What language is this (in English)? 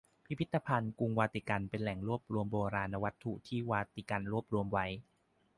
Thai